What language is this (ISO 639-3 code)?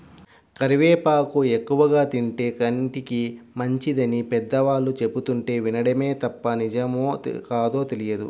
tel